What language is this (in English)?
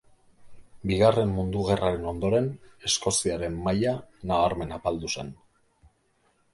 Basque